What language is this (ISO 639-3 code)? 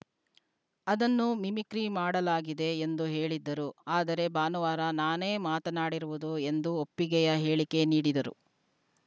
kan